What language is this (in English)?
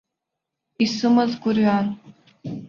Abkhazian